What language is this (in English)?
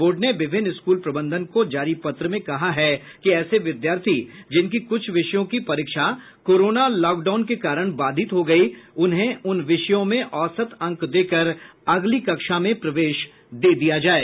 Hindi